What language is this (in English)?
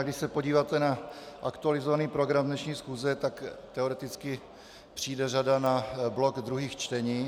Czech